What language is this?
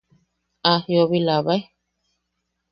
Yaqui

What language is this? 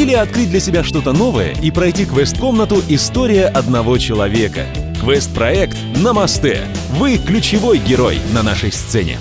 Russian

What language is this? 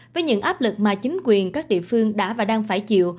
Vietnamese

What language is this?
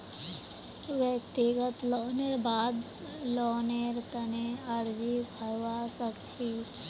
Magahi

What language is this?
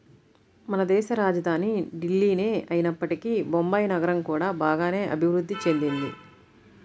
Telugu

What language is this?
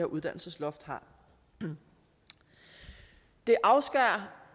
Danish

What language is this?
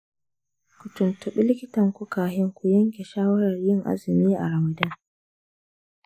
Hausa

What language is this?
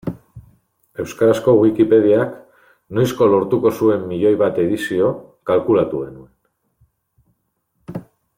Basque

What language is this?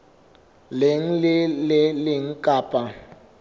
Southern Sotho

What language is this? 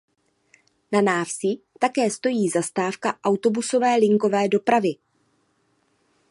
Czech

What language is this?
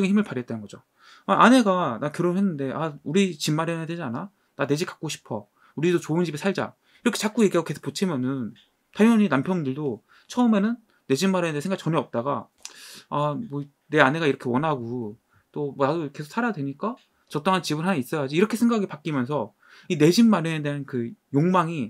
Korean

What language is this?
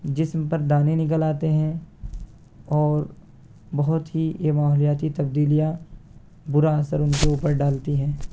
Urdu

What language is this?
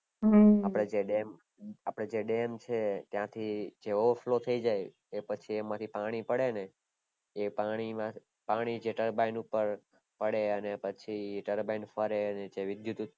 Gujarati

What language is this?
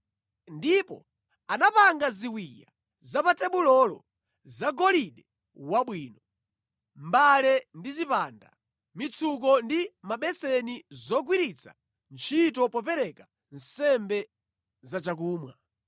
Nyanja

